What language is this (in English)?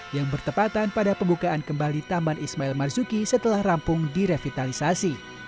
Indonesian